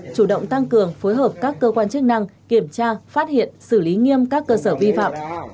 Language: Vietnamese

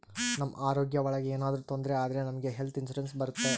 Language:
Kannada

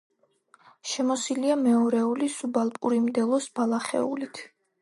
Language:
Georgian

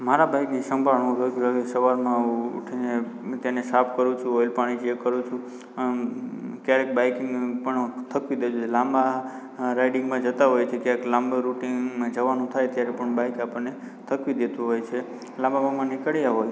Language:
Gujarati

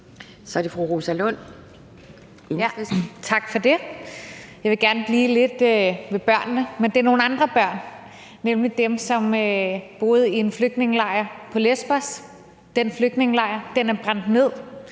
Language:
Danish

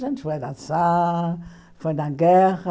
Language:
Portuguese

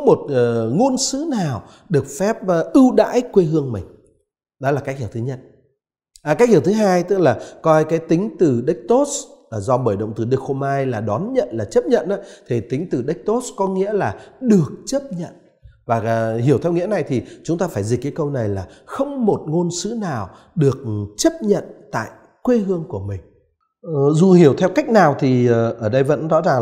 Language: Vietnamese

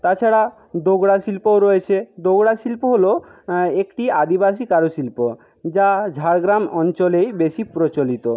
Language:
Bangla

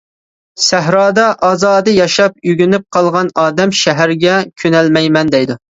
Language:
Uyghur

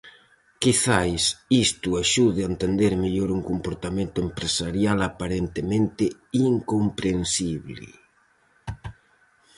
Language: Galician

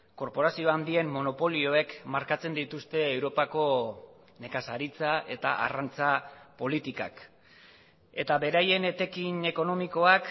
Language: Basque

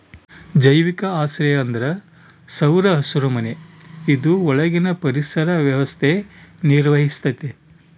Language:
Kannada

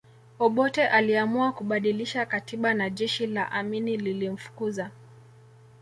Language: Swahili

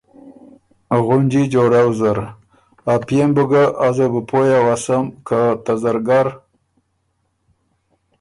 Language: Ormuri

